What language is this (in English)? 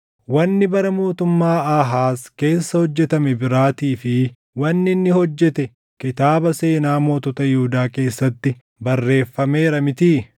Oromo